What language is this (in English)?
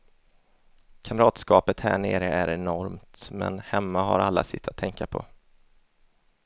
Swedish